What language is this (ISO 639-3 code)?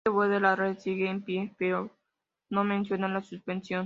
spa